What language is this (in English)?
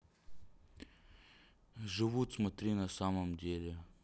Russian